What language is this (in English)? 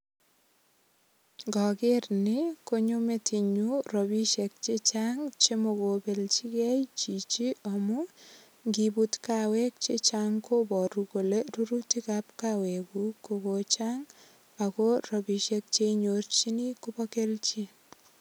Kalenjin